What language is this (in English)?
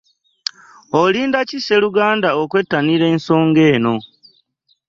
Ganda